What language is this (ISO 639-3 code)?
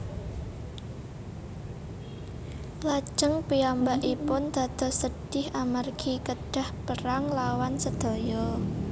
jav